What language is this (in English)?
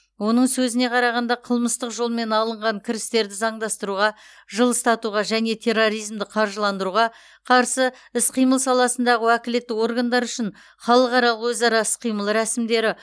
Kazakh